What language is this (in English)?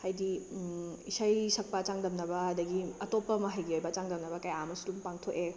Manipuri